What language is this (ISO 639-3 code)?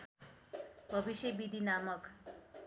nep